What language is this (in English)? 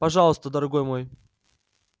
Russian